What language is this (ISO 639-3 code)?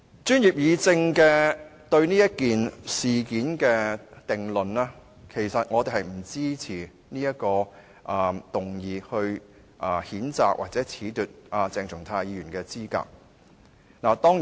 yue